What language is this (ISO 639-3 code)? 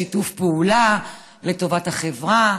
heb